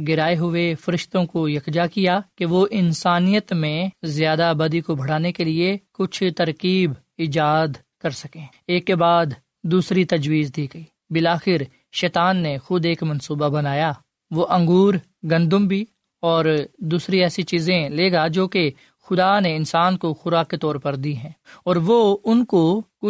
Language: Urdu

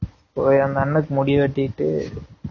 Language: Tamil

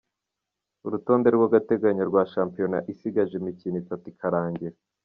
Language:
Kinyarwanda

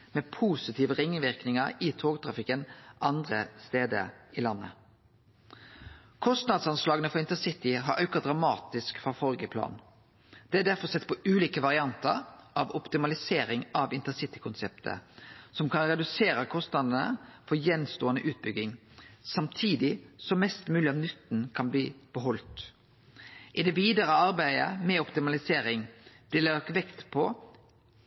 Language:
Norwegian Nynorsk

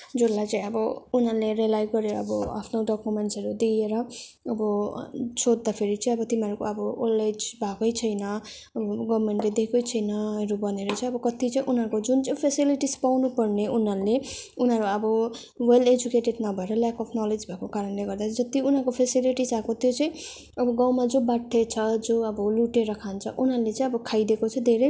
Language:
Nepali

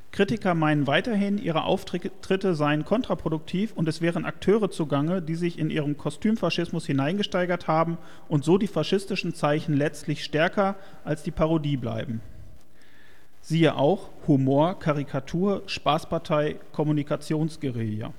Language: German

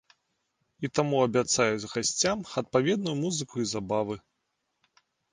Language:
Belarusian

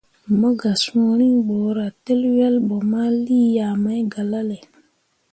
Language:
Mundang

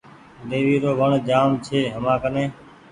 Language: Goaria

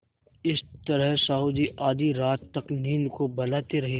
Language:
Hindi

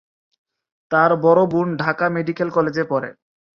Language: Bangla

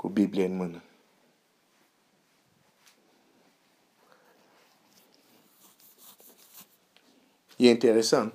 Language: Romanian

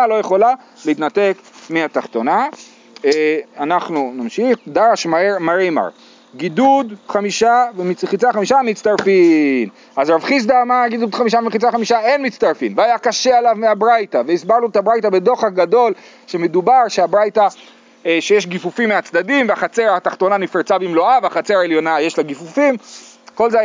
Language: Hebrew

